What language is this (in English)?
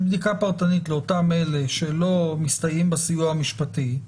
Hebrew